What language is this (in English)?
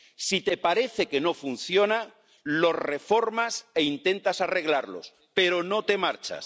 Spanish